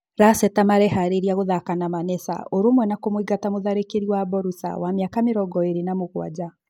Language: Kikuyu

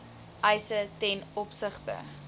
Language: Afrikaans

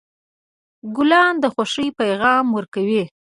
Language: Pashto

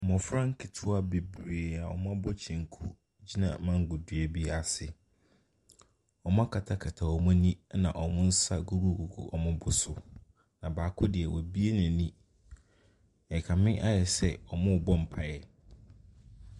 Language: Akan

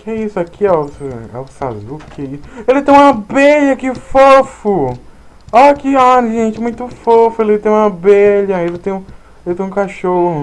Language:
Portuguese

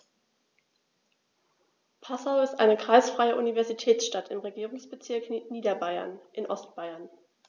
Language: German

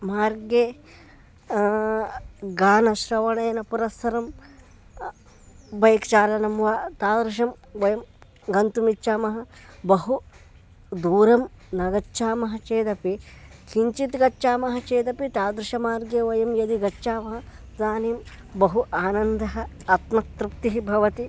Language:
Sanskrit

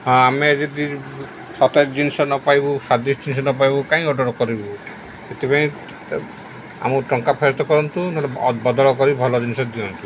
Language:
Odia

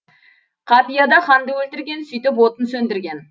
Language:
Kazakh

